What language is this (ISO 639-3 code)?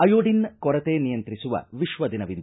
kan